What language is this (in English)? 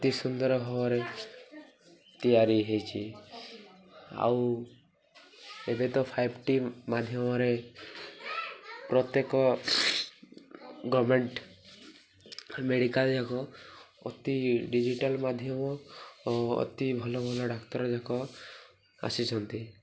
Odia